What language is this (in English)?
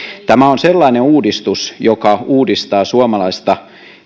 Finnish